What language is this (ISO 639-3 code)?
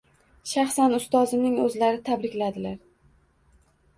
uzb